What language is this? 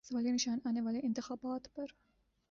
Urdu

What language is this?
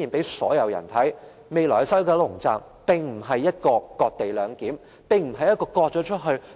Cantonese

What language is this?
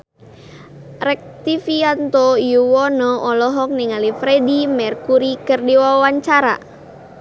Sundanese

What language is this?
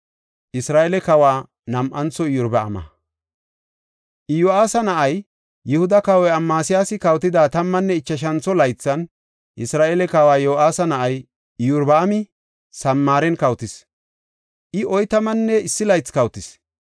Gofa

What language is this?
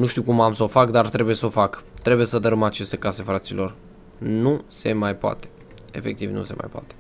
Romanian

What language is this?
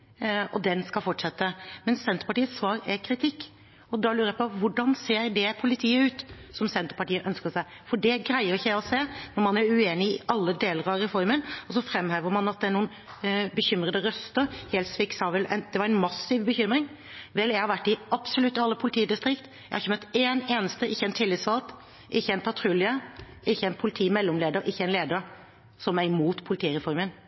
Norwegian Bokmål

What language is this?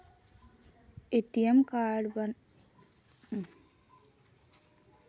Chhattisgarhi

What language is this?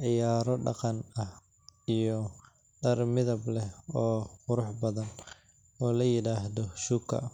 Somali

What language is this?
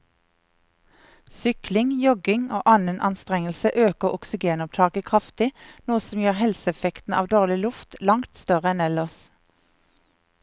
Norwegian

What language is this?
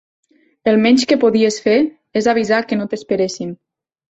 Catalan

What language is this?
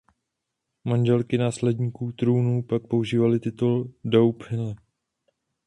Czech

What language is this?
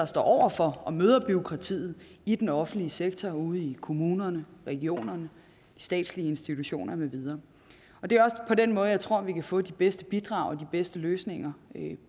Danish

